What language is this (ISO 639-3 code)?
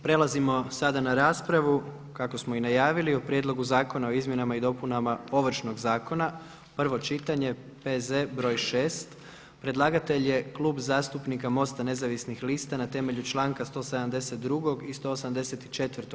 hrv